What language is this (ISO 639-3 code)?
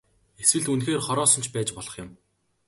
mon